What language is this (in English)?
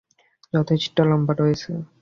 Bangla